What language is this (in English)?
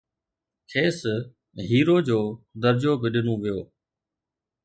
Sindhi